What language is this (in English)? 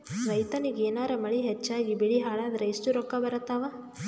Kannada